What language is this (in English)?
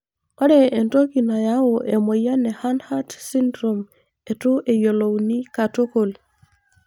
Masai